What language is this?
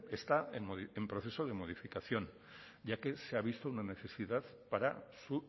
Spanish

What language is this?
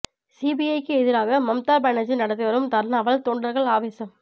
Tamil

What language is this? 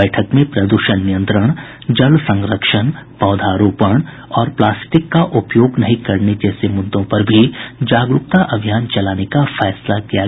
Hindi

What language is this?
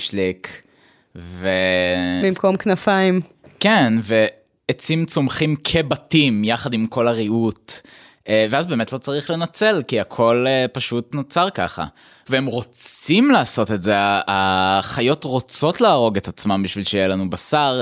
Hebrew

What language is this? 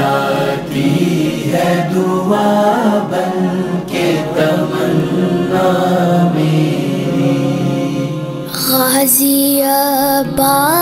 Hindi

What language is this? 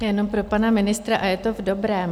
Czech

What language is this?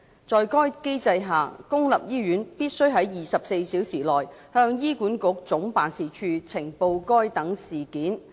Cantonese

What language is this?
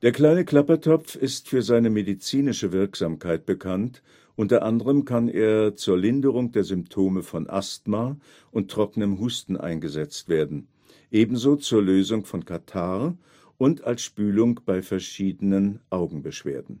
German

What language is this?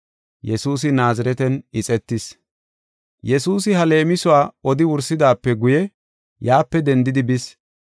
Gofa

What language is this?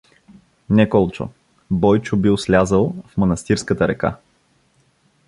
Bulgarian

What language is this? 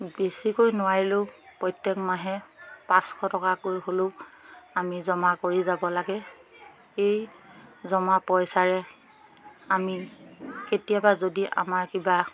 Assamese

